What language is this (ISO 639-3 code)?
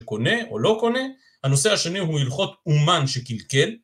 heb